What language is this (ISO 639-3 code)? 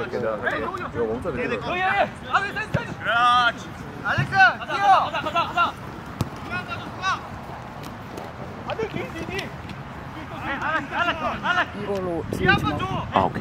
kor